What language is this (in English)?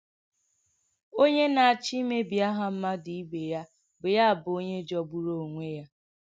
Igbo